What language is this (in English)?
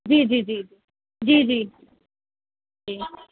Urdu